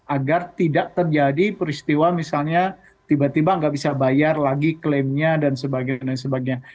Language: Indonesian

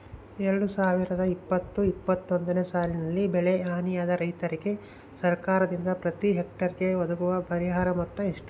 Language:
Kannada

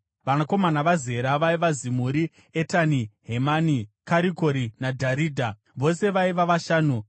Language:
Shona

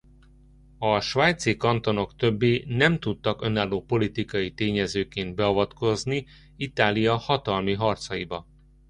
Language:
Hungarian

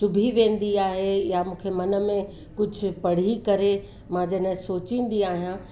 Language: Sindhi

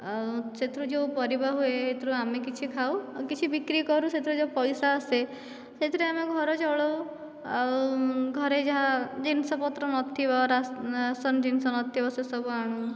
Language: Odia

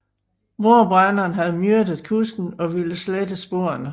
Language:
Danish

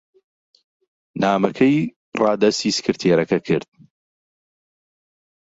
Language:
Central Kurdish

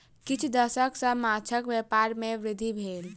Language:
Maithili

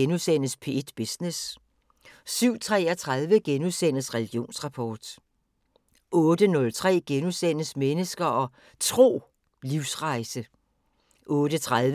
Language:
Danish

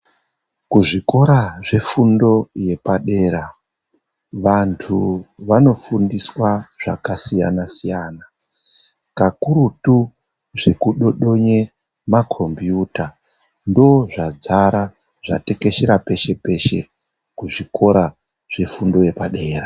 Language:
Ndau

